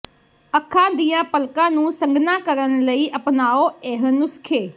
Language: Punjabi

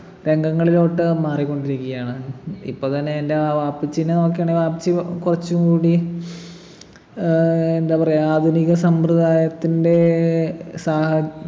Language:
Malayalam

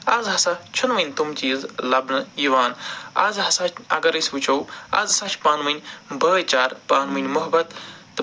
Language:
Kashmiri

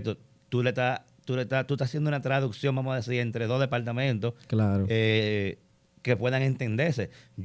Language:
Spanish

